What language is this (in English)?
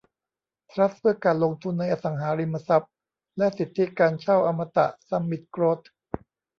Thai